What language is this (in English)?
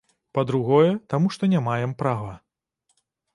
Belarusian